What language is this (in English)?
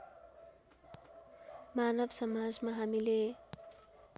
Nepali